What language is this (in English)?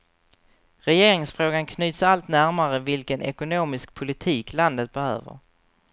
Swedish